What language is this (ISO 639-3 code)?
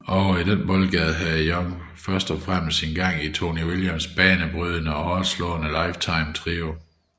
dan